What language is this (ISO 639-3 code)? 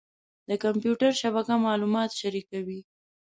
pus